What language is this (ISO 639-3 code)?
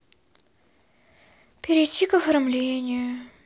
rus